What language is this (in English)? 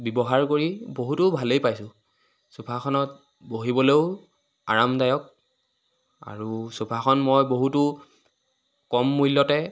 Assamese